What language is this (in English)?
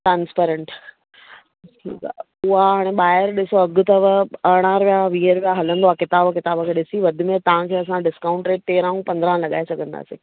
Sindhi